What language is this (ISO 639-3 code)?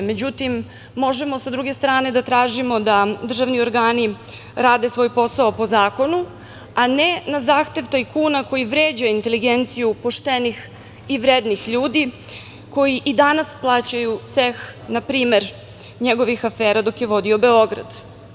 srp